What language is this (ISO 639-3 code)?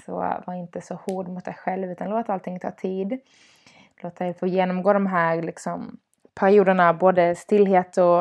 swe